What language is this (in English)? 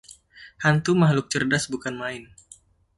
Indonesian